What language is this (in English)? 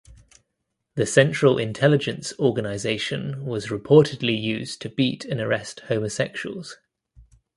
English